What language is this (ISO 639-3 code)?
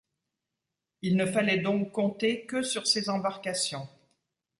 fra